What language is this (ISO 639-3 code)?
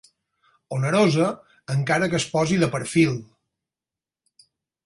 cat